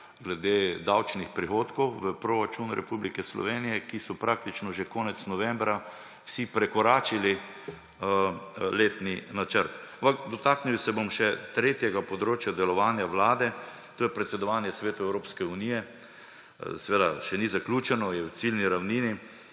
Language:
Slovenian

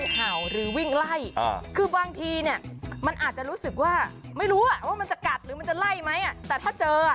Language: Thai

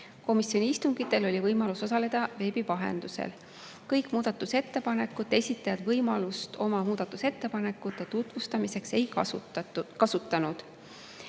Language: Estonian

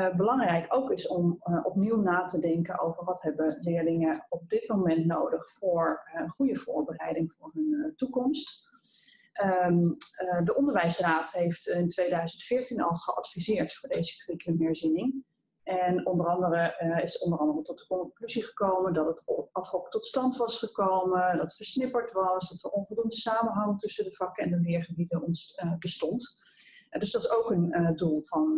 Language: Dutch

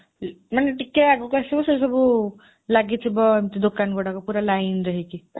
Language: Odia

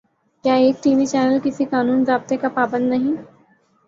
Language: Urdu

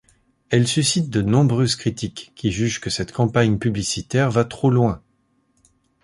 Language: French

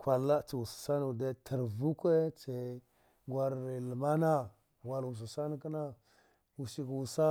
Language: Dghwede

